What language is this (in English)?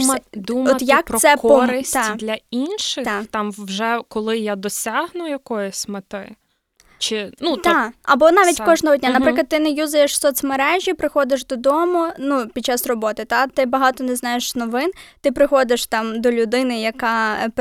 Ukrainian